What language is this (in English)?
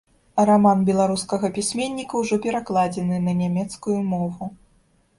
Belarusian